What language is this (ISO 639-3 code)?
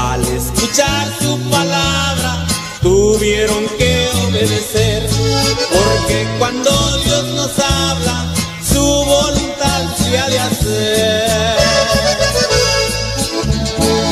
spa